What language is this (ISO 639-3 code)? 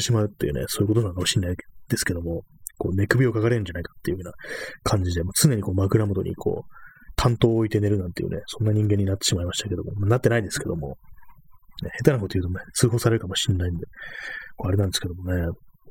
jpn